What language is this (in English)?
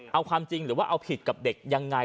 Thai